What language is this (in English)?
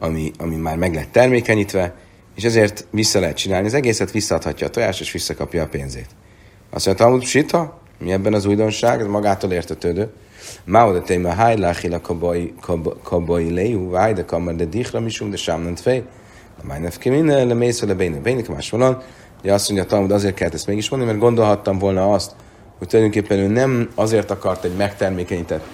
Hungarian